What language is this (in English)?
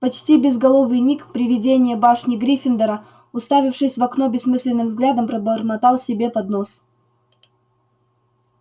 Russian